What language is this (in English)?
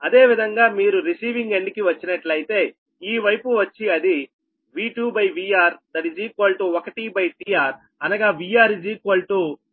Telugu